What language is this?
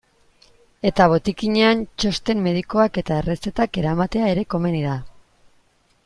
Basque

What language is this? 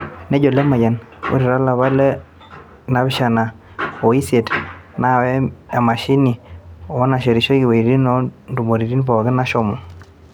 Masai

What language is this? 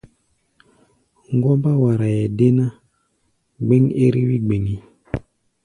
Gbaya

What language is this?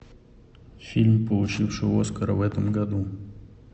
Russian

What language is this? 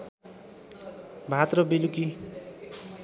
Nepali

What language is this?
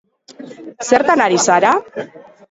Basque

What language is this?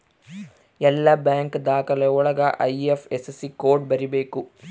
Kannada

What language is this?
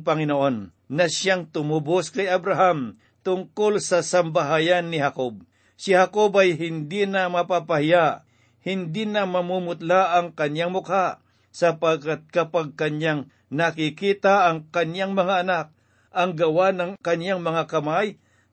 Filipino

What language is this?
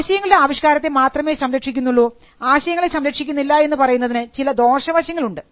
Malayalam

